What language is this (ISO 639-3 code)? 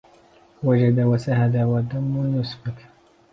ara